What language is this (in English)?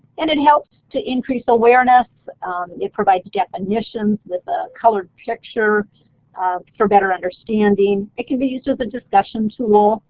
English